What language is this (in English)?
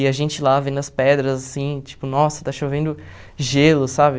Portuguese